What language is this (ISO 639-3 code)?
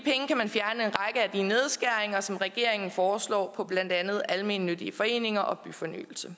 dan